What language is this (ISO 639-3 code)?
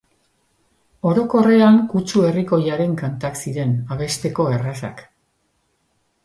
eus